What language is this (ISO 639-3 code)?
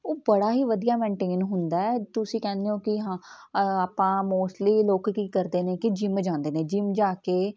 pan